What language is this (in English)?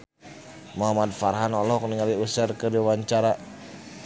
Sundanese